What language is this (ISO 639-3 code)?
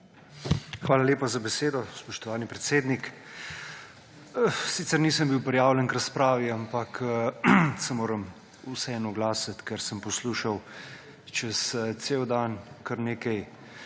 slv